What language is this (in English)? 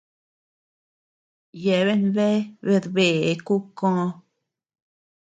Tepeuxila Cuicatec